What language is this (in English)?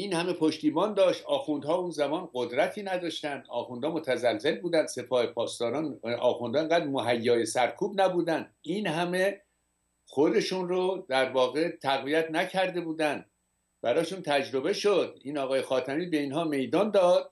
Persian